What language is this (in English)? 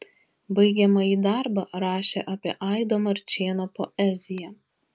Lithuanian